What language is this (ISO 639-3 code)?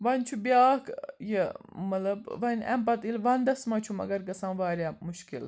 kas